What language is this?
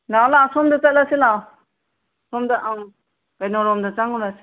Manipuri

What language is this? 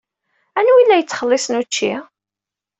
Kabyle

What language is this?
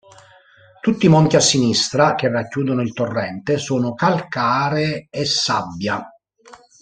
Italian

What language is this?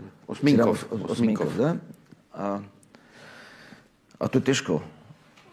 Croatian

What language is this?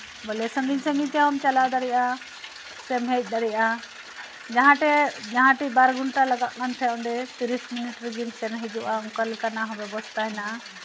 Santali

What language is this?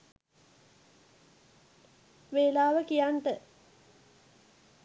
Sinhala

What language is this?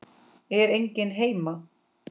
Icelandic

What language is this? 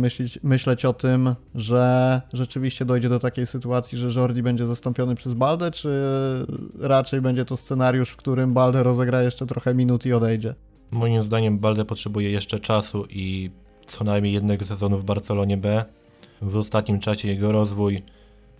Polish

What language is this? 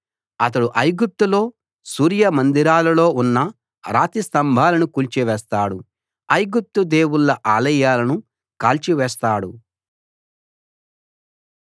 Telugu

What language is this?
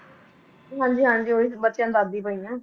Punjabi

